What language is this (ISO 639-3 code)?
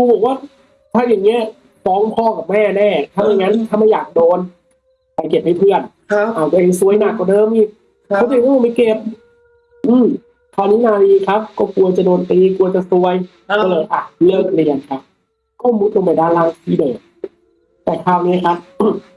tha